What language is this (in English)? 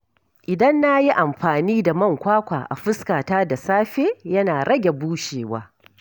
Hausa